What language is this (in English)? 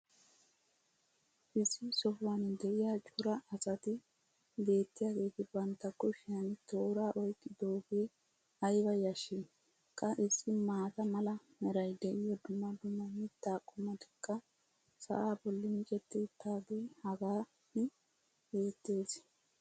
Wolaytta